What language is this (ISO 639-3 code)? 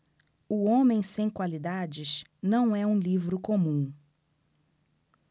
por